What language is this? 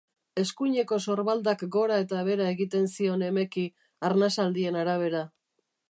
Basque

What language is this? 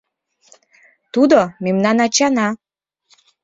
Mari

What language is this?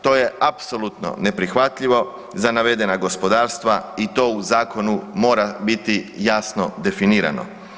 Croatian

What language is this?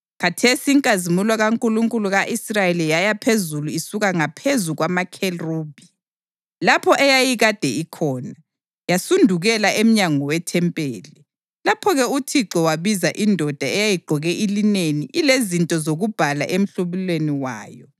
North Ndebele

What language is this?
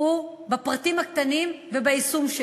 Hebrew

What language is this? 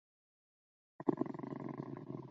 Chinese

